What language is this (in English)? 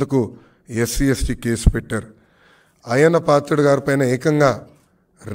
Telugu